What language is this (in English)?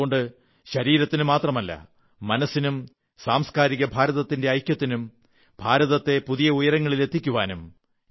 Malayalam